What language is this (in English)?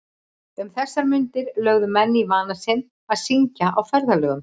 Icelandic